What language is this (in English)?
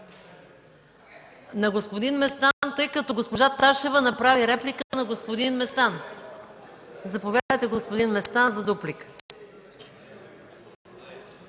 Bulgarian